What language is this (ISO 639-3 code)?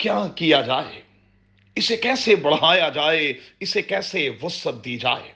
urd